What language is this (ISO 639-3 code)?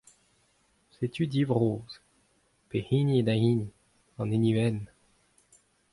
bre